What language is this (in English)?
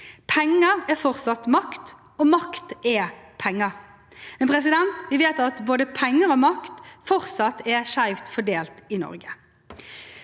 Norwegian